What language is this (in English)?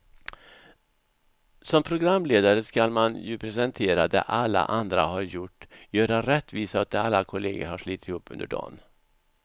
Swedish